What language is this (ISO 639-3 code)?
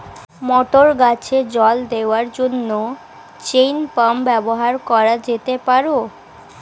ben